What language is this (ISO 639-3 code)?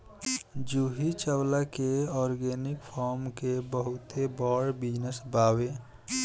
bho